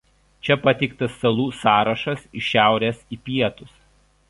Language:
Lithuanian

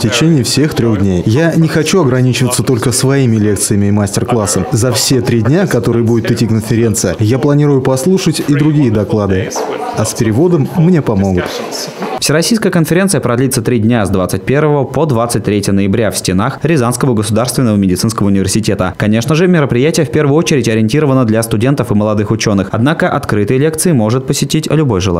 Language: Russian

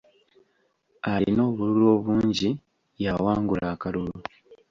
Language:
Ganda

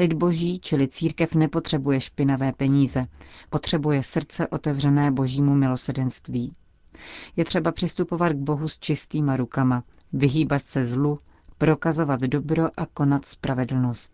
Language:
Czech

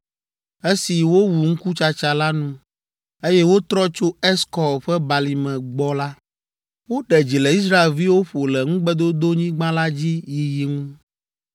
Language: Ewe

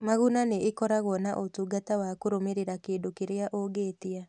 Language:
Kikuyu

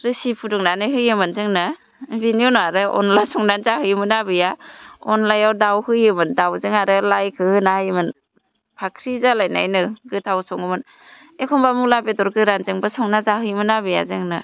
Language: Bodo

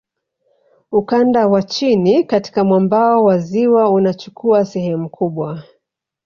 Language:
Swahili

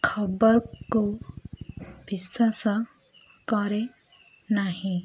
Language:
Odia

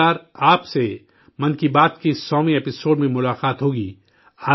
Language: Urdu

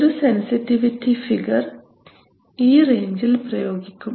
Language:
Malayalam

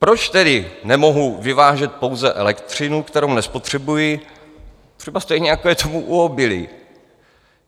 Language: Czech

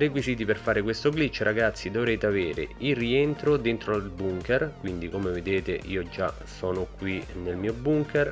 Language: Italian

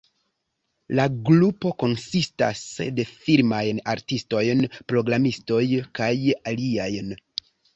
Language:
Esperanto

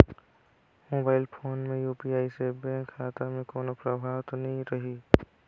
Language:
Chhattisgarhi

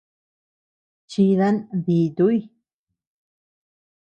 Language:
Tepeuxila Cuicatec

